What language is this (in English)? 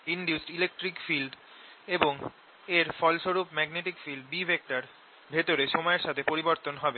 Bangla